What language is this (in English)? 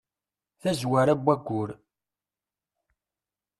Kabyle